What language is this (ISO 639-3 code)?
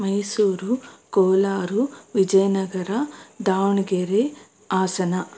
kan